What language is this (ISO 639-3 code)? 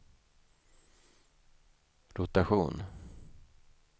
swe